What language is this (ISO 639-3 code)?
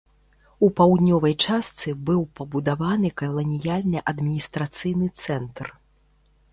bel